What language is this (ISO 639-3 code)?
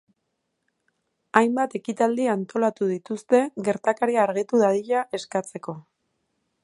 eus